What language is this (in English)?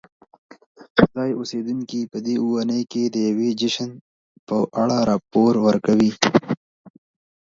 Pashto